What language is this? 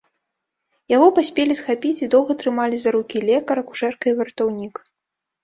Belarusian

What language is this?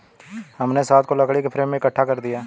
Hindi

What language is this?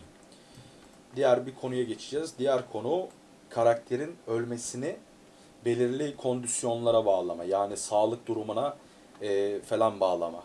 Turkish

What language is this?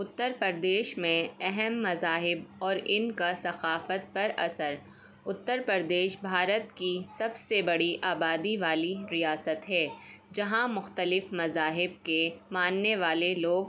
Urdu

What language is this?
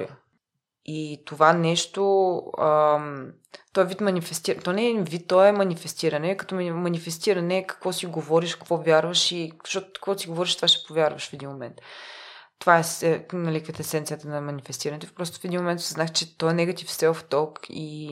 Bulgarian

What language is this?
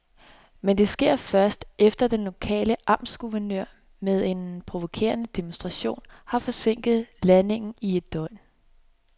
Danish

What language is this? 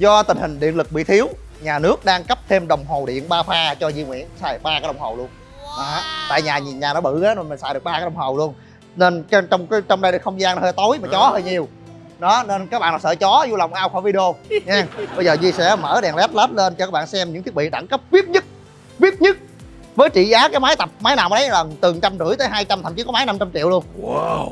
Vietnamese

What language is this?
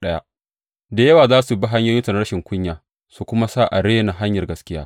Hausa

